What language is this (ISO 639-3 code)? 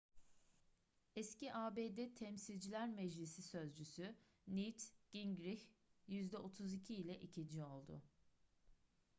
tur